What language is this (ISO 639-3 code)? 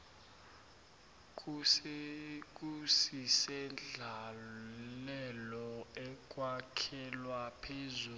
nbl